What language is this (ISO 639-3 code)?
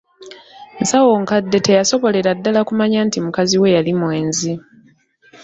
lug